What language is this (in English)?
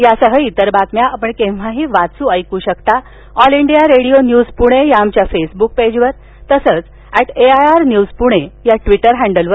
Marathi